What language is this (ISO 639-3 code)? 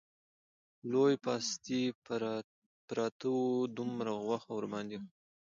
pus